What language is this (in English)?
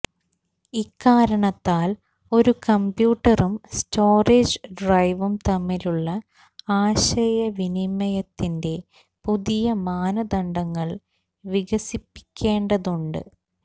Malayalam